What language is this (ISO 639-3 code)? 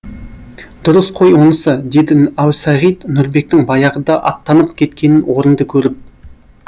kaz